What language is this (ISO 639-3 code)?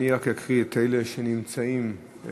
heb